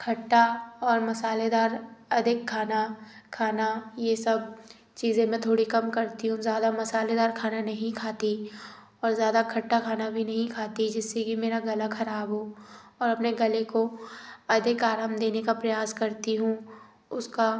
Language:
Hindi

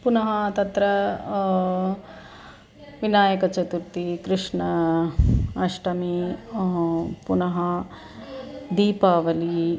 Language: Sanskrit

